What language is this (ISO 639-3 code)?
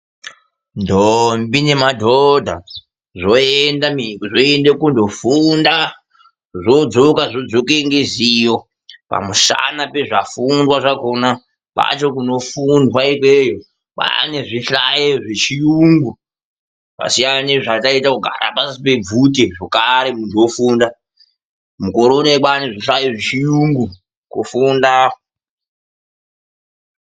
ndc